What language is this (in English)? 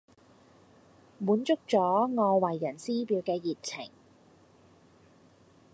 Cantonese